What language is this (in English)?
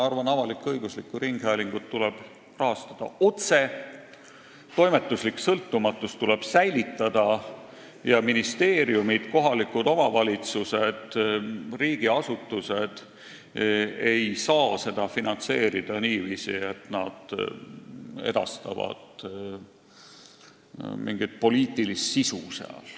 Estonian